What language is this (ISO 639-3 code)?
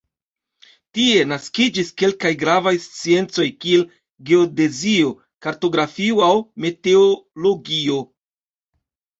epo